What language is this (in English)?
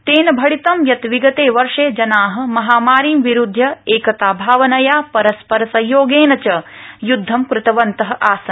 Sanskrit